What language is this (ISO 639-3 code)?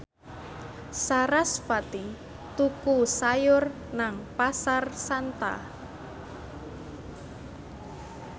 jav